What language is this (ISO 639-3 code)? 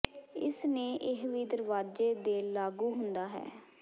pan